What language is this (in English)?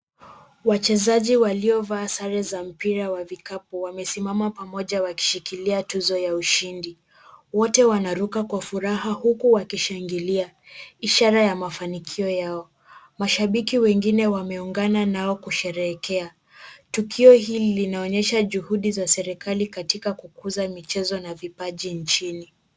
Swahili